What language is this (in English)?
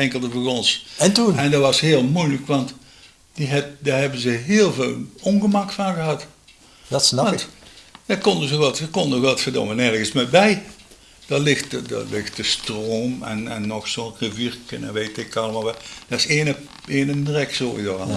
Dutch